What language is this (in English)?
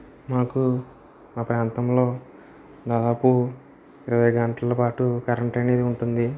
Telugu